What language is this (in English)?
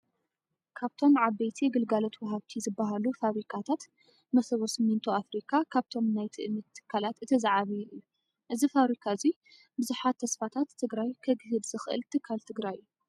Tigrinya